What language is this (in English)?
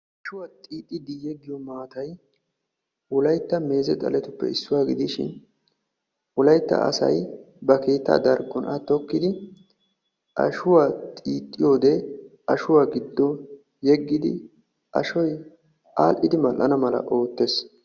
Wolaytta